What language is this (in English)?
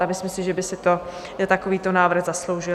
Czech